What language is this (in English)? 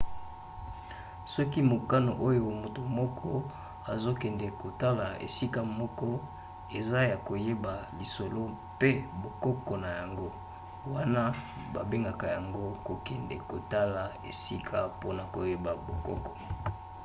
Lingala